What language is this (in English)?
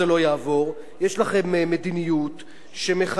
Hebrew